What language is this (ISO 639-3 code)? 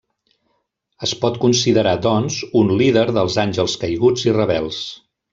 cat